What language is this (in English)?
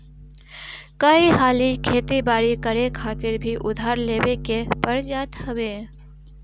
Bhojpuri